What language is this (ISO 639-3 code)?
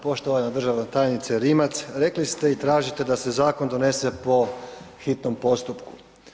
hrv